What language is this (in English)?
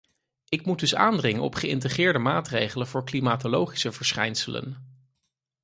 Dutch